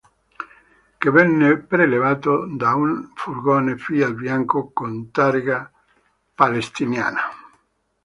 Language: Italian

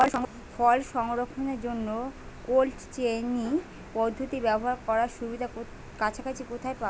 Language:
Bangla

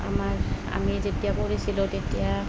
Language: Assamese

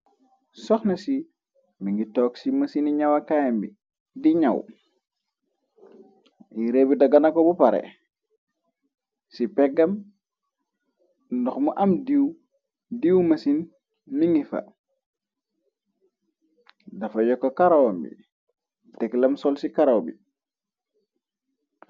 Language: Wolof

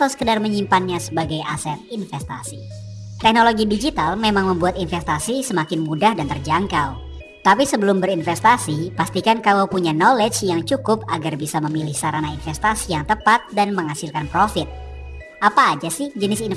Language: Indonesian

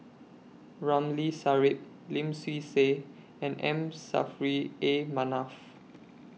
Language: English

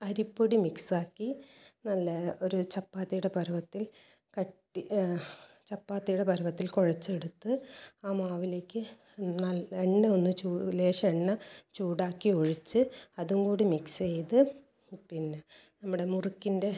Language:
Malayalam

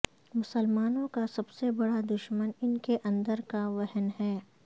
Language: Urdu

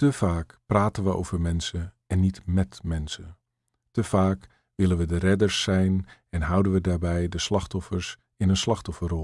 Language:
Dutch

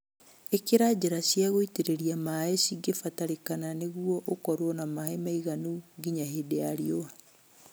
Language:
Kikuyu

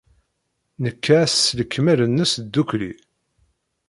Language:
Kabyle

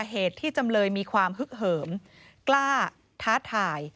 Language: Thai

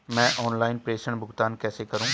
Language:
Hindi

